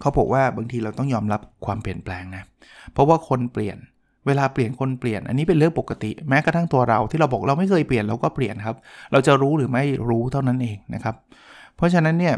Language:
Thai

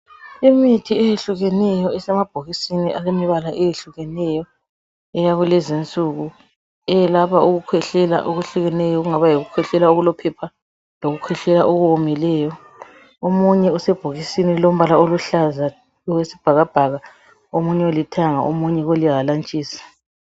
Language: North Ndebele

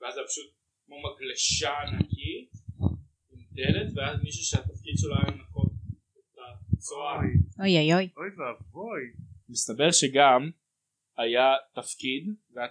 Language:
Hebrew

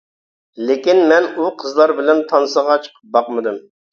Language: Uyghur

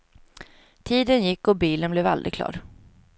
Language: Swedish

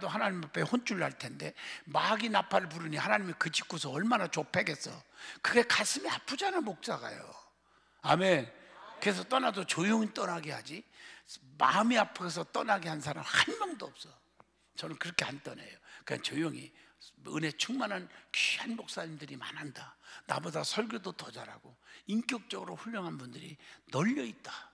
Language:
Korean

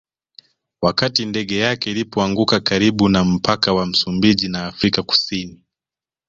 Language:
Swahili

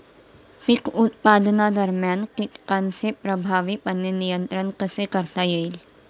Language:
Marathi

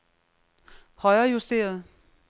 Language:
Danish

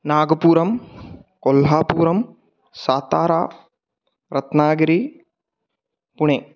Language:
Sanskrit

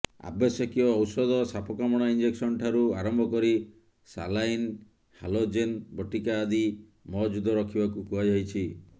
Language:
Odia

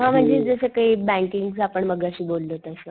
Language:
Marathi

